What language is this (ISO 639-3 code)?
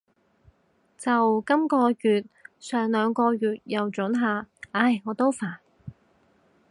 yue